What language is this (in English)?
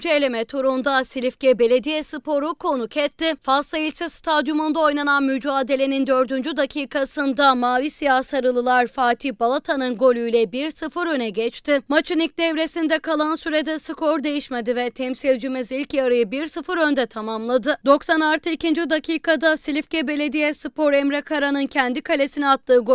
Turkish